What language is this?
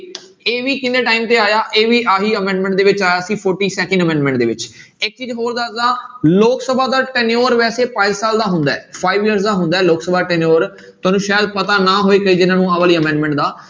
Punjabi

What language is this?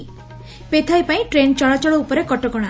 Odia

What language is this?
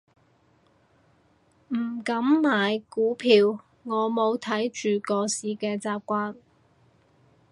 Cantonese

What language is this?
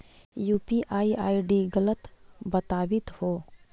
Magahi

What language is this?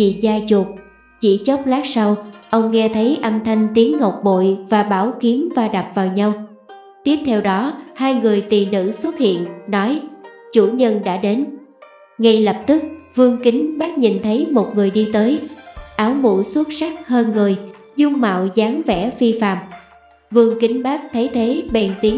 Vietnamese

